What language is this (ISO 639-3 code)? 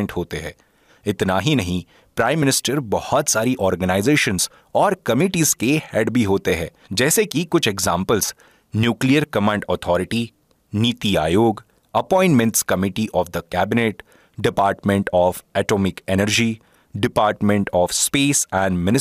hin